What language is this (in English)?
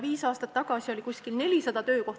Estonian